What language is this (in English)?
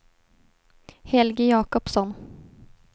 Swedish